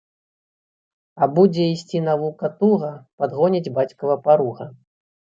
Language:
Belarusian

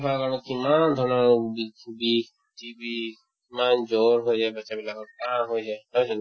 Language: Assamese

